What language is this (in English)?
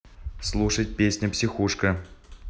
Russian